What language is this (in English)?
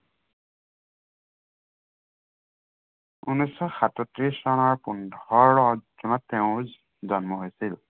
Assamese